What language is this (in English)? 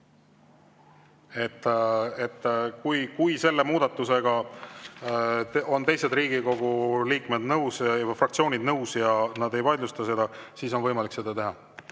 Estonian